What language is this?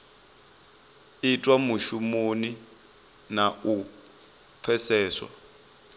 Venda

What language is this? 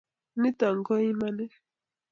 Kalenjin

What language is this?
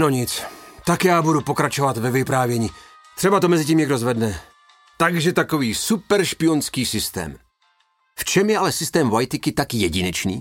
Czech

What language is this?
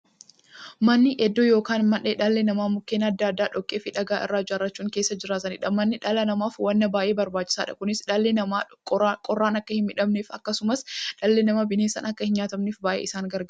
Oromo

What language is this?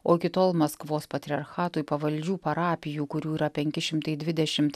Lithuanian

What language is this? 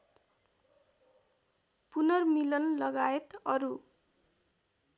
Nepali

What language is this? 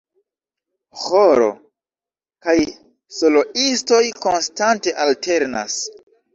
Esperanto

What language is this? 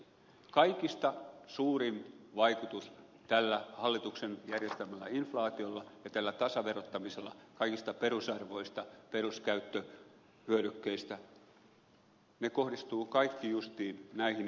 Finnish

